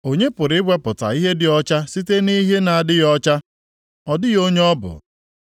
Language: Igbo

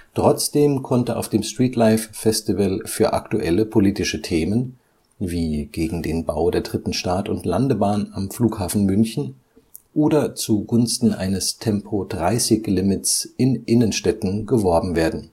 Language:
German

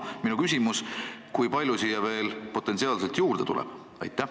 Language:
Estonian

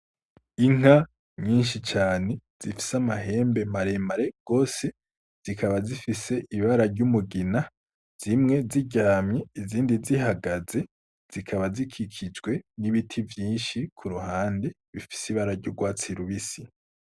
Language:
Rundi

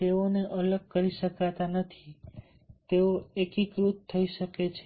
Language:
Gujarati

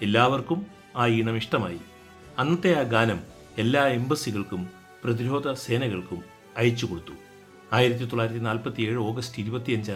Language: Malayalam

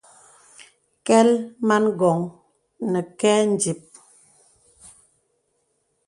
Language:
Bebele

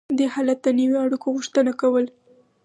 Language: Pashto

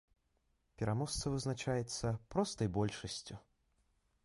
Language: Belarusian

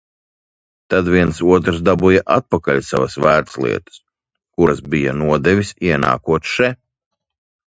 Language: Latvian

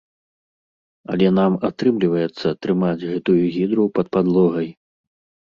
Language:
Belarusian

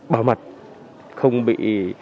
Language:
Vietnamese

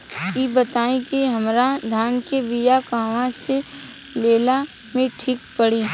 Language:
Bhojpuri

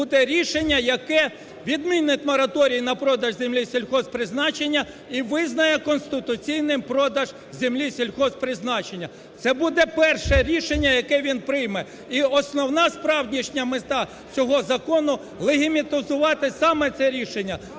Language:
Ukrainian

